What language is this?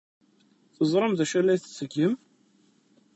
Kabyle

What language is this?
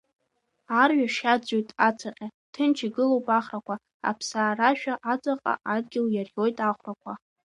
Abkhazian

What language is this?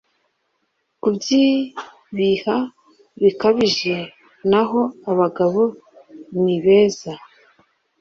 Kinyarwanda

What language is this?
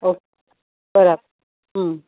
Gujarati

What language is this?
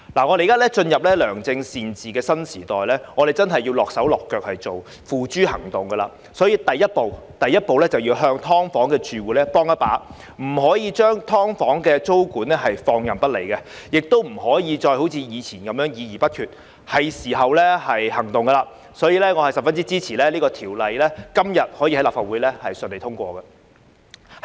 Cantonese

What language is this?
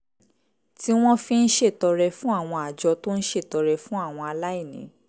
Yoruba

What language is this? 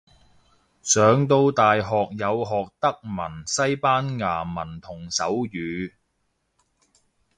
Cantonese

